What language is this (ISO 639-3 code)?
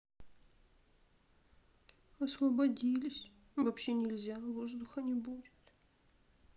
rus